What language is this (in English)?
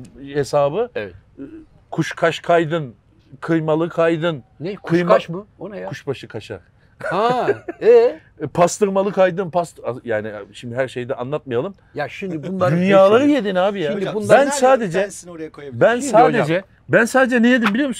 Turkish